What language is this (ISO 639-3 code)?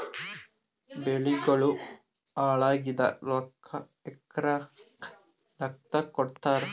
kan